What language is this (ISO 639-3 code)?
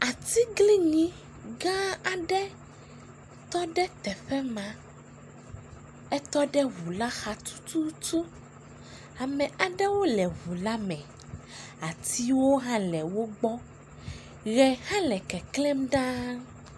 ewe